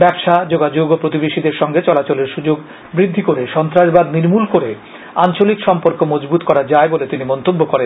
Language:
Bangla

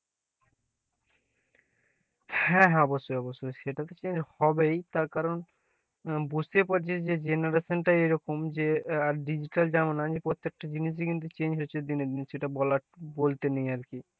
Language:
Bangla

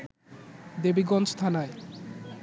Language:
Bangla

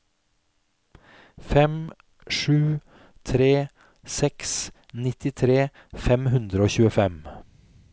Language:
Norwegian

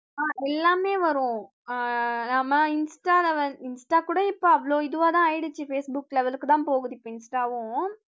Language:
Tamil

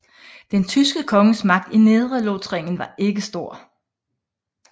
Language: Danish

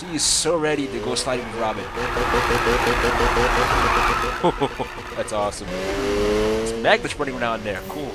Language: English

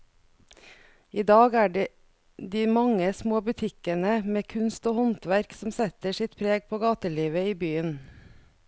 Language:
Norwegian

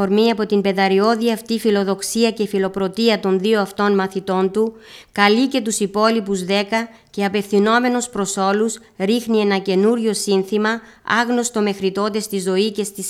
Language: Greek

